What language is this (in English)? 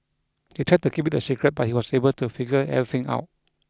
English